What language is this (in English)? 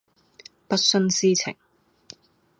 Cantonese